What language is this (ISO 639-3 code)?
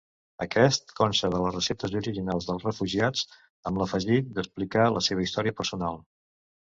cat